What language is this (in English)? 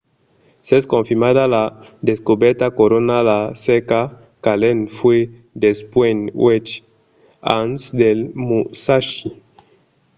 Occitan